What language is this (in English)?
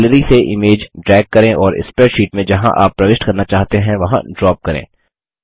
Hindi